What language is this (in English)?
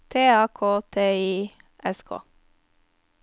Norwegian